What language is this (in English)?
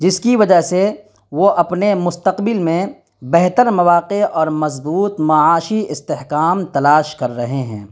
Urdu